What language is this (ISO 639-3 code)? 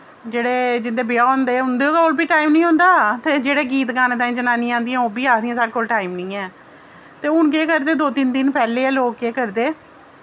doi